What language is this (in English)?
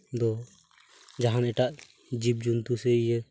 Santali